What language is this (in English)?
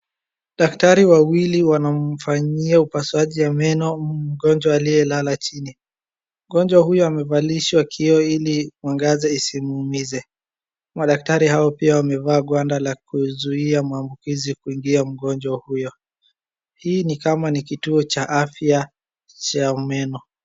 Swahili